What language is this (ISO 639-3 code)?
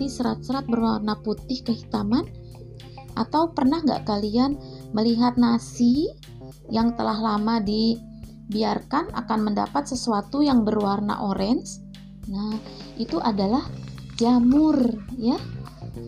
ind